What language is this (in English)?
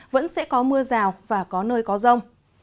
Vietnamese